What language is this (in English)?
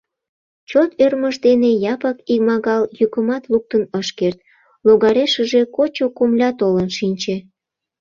Mari